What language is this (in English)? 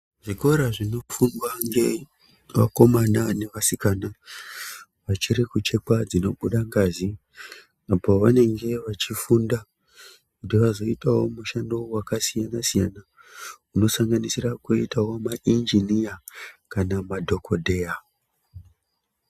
Ndau